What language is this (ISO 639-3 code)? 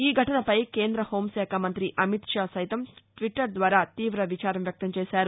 tel